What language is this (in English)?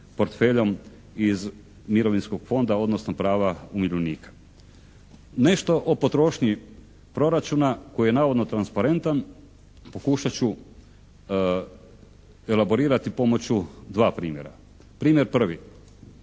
Croatian